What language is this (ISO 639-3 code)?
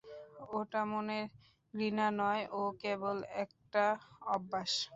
ben